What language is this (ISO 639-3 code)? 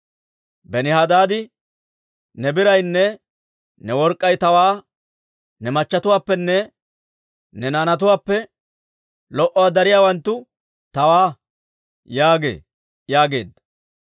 dwr